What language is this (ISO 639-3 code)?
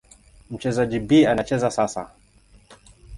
swa